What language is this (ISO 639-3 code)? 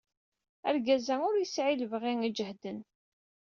kab